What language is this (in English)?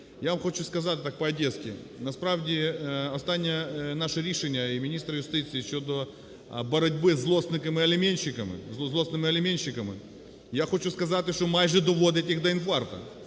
Ukrainian